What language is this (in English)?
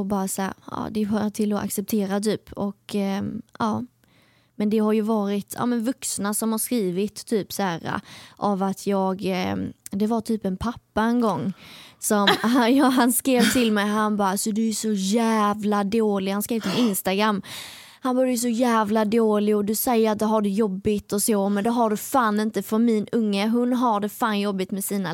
Swedish